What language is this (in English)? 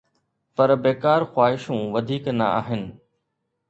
Sindhi